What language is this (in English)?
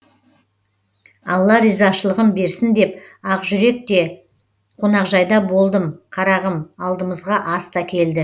Kazakh